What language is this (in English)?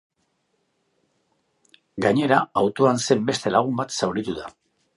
Basque